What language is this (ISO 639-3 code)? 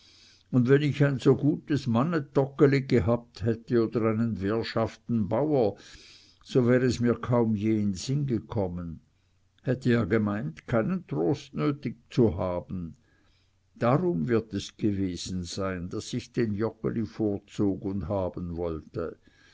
deu